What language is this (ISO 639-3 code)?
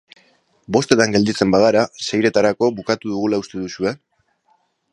eus